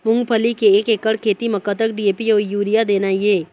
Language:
Chhattisgarhi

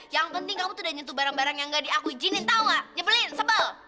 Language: Indonesian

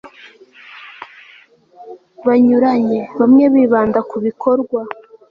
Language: Kinyarwanda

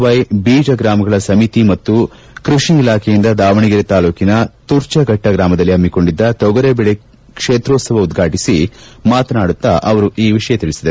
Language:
Kannada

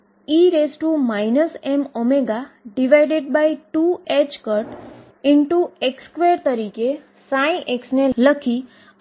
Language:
Gujarati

